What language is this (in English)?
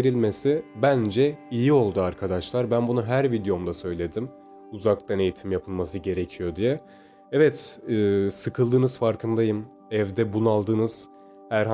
Turkish